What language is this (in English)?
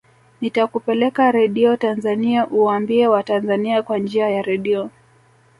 Swahili